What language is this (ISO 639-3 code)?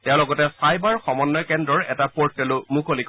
asm